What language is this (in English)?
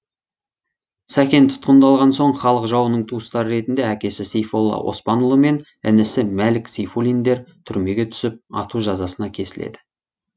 Kazakh